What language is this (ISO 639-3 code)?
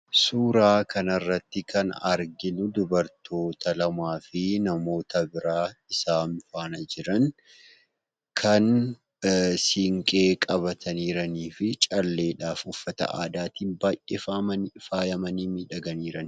orm